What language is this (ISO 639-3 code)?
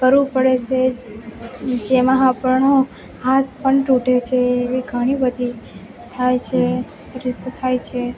guj